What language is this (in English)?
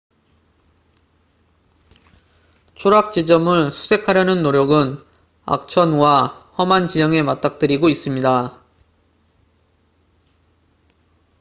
Korean